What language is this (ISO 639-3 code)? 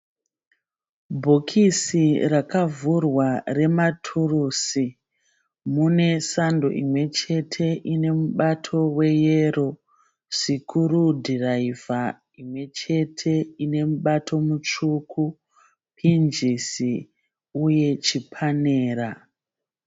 sna